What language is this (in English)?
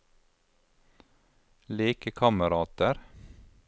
Norwegian